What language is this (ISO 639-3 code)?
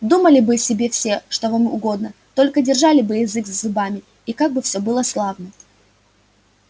rus